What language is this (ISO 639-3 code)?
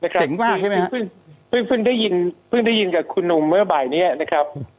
tha